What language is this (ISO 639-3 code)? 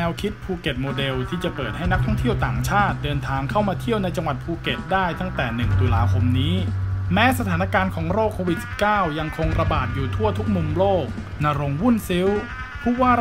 tha